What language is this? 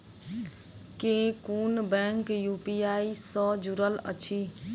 Maithili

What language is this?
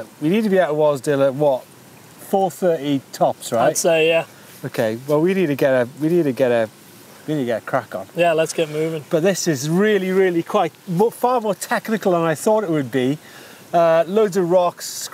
English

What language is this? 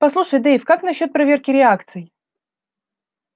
Russian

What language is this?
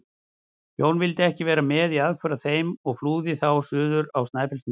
Icelandic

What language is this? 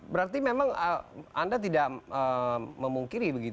Indonesian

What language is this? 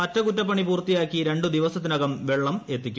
Malayalam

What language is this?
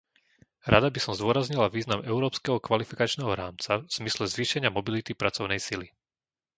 Slovak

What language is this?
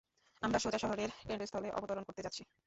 Bangla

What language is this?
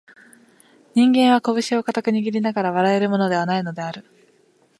Japanese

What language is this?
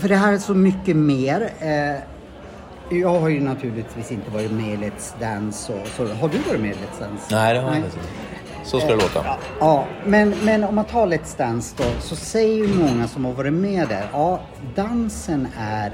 Swedish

